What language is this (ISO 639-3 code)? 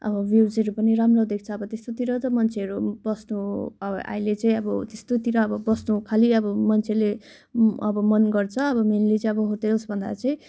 nep